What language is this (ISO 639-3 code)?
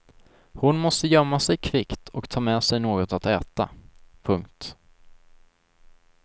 swe